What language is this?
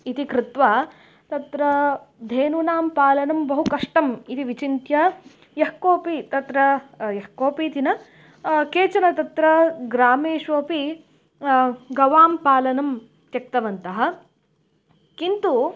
Sanskrit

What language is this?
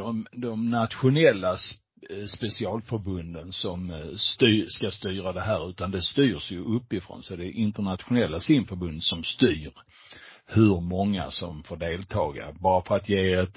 Swedish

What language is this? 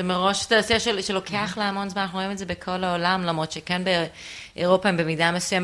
Hebrew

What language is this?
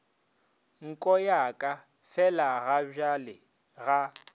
Northern Sotho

